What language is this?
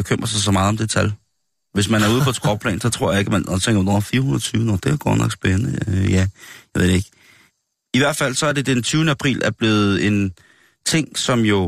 Danish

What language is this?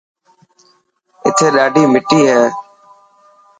Dhatki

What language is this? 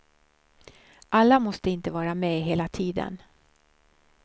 Swedish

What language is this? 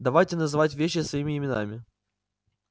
Russian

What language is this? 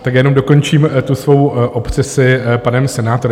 Czech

